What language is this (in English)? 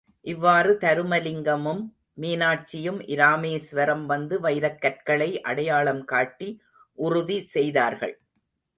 Tamil